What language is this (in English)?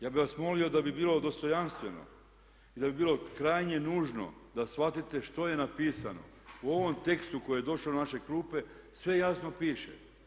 Croatian